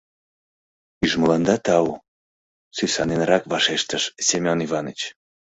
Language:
Mari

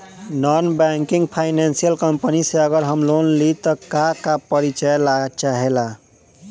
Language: Bhojpuri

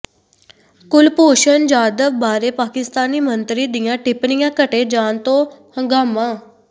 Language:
Punjabi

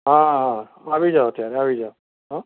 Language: Gujarati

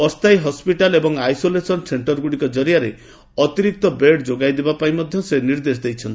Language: Odia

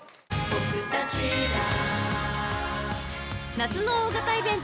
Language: Japanese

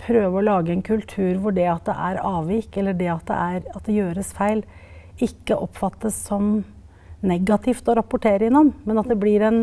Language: Norwegian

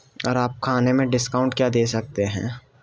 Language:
Urdu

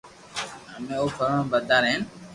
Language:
Loarki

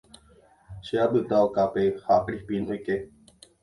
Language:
Guarani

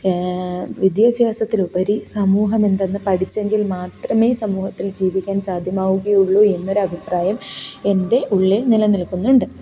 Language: Malayalam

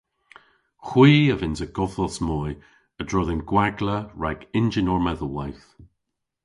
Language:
Cornish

